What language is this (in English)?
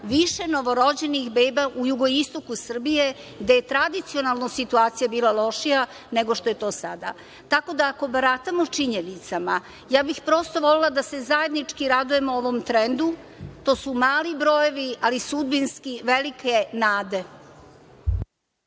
Serbian